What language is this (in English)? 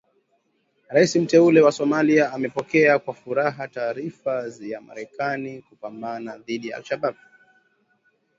Swahili